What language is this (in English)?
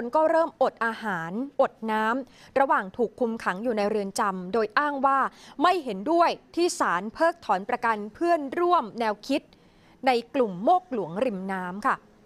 Thai